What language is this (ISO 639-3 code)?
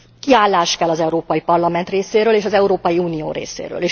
hun